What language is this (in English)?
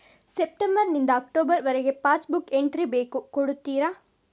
Kannada